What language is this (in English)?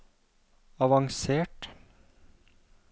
Norwegian